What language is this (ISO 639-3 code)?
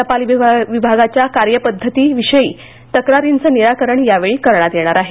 mar